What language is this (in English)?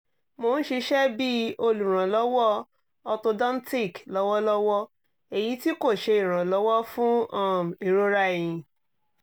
Yoruba